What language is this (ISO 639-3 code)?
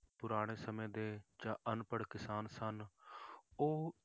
pan